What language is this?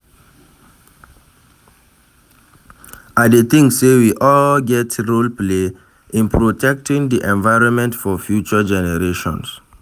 Nigerian Pidgin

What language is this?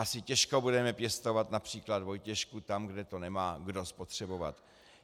Czech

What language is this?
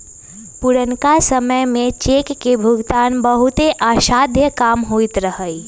Magahi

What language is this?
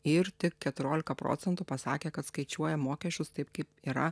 Lithuanian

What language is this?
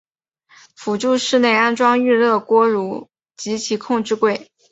Chinese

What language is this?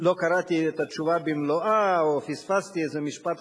Hebrew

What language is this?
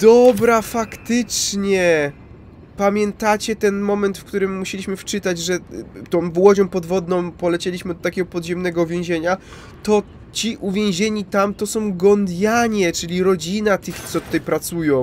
Polish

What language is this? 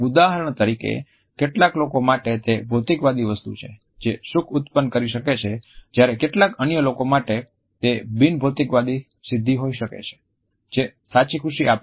Gujarati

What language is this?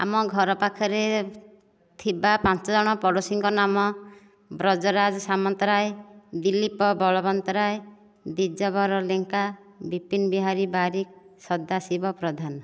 Odia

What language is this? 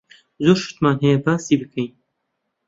Central Kurdish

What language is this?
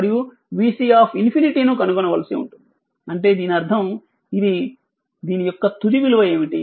Telugu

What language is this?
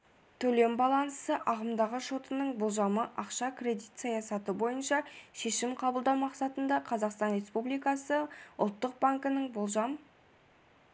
Kazakh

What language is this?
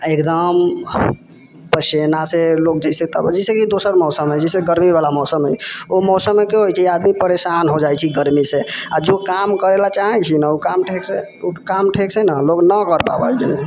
Maithili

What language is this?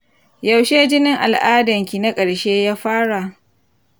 Hausa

